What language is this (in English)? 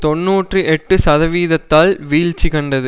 Tamil